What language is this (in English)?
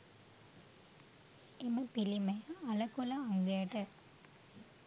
Sinhala